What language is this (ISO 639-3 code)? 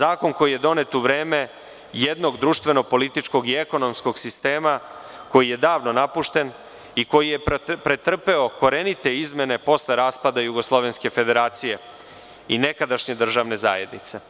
srp